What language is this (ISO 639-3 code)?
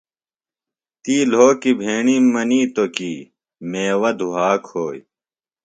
phl